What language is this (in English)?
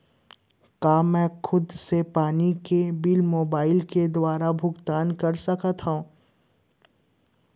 Chhattisgarhi